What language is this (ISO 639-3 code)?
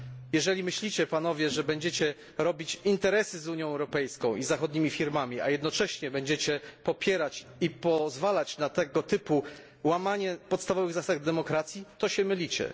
pol